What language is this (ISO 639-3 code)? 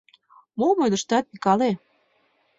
chm